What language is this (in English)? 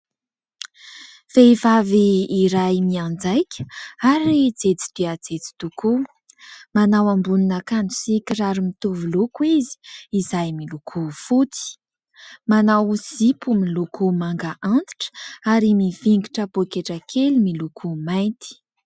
Malagasy